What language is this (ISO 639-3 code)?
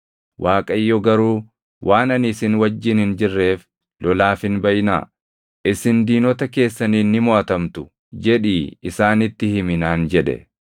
orm